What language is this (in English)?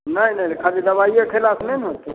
Maithili